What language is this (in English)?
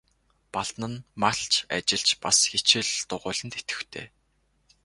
Mongolian